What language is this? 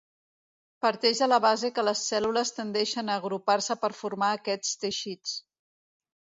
Catalan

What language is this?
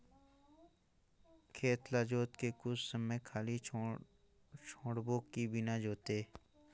Chhattisgarhi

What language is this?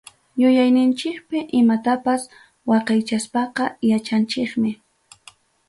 Ayacucho Quechua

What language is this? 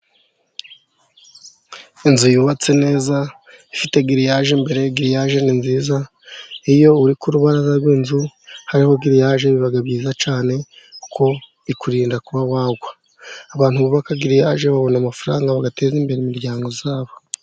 Kinyarwanda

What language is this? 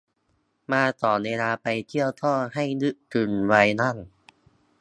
Thai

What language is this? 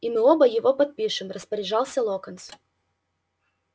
Russian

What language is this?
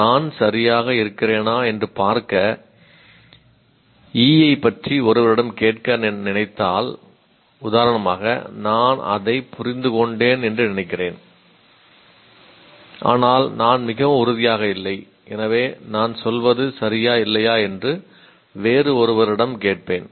Tamil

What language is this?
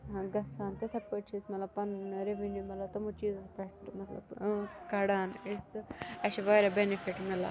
Kashmiri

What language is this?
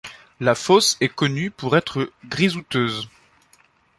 French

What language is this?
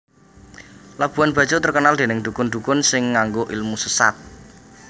Javanese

